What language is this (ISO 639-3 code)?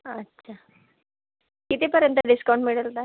mar